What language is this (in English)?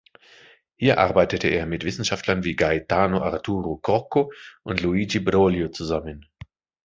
German